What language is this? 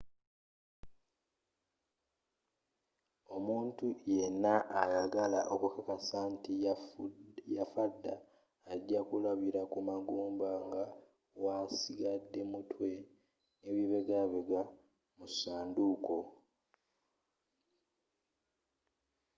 Ganda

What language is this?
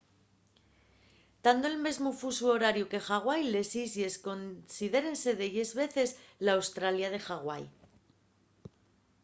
Asturian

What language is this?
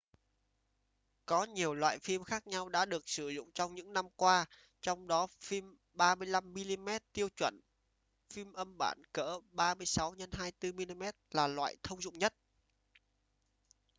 Vietnamese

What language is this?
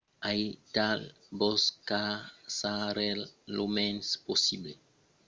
Occitan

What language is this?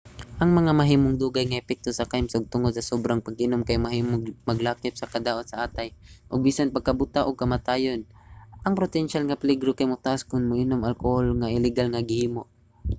Cebuano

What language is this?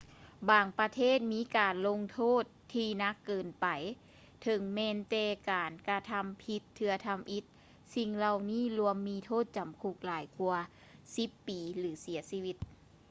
Lao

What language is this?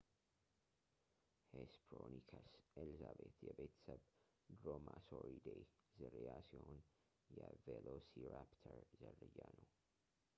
Amharic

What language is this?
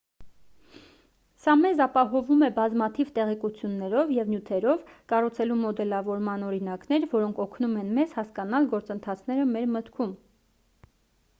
Armenian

